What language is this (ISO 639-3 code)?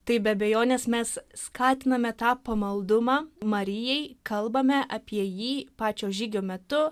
lit